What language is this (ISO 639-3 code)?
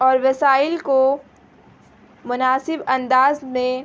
urd